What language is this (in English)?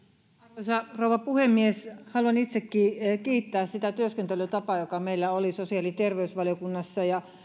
Finnish